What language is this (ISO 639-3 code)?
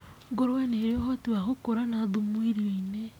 kik